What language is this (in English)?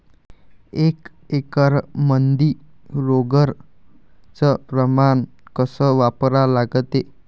Marathi